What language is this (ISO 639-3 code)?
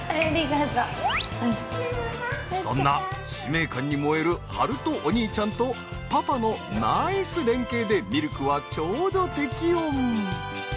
jpn